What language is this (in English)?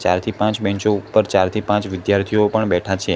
Gujarati